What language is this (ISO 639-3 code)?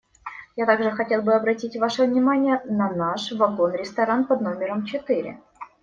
rus